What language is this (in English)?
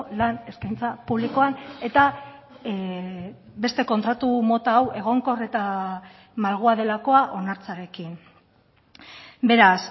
Basque